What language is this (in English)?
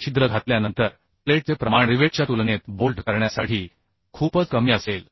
Marathi